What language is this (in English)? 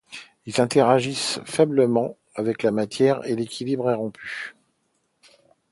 French